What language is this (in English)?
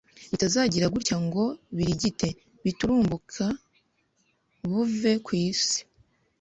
Kinyarwanda